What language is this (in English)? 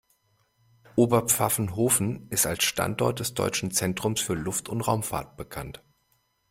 German